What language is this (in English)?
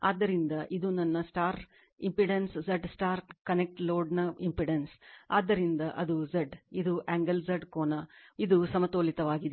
Kannada